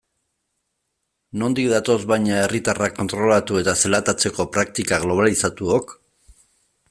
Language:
Basque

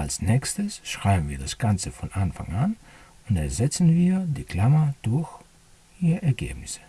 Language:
German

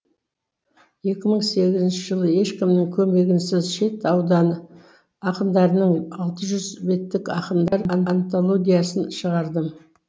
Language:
Kazakh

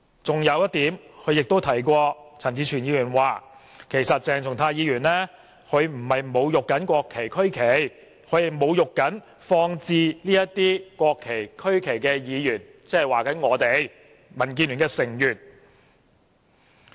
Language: Cantonese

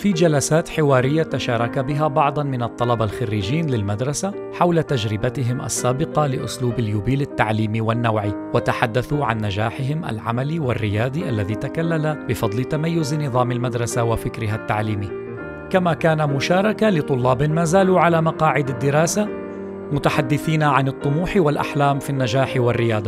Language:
Arabic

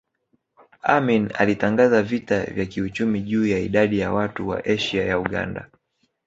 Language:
Swahili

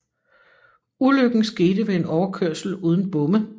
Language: Danish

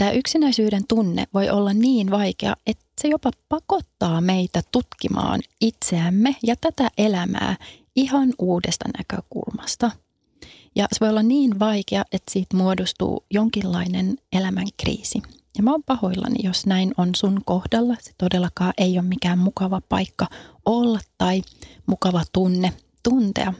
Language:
Finnish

